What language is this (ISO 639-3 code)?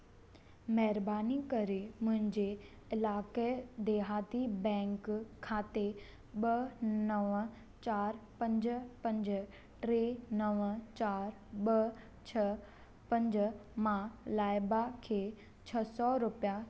snd